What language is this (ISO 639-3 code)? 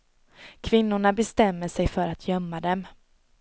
swe